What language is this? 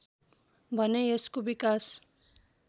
Nepali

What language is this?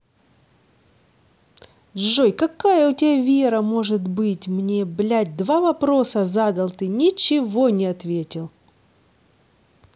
Russian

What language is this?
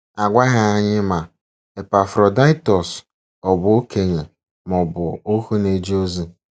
Igbo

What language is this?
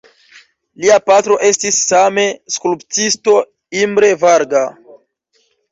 Esperanto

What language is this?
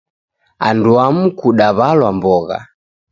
Taita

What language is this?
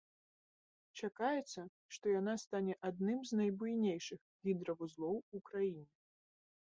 Belarusian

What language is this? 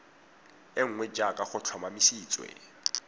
Tswana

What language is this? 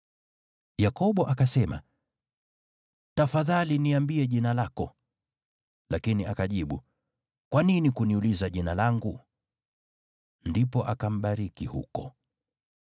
Swahili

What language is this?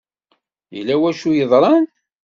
Kabyle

